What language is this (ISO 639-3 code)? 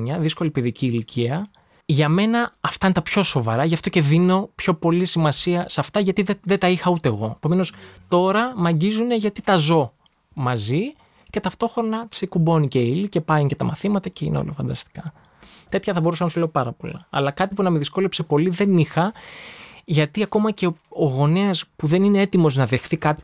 ell